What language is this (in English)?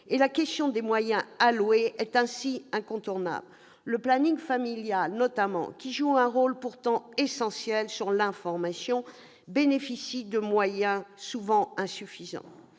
French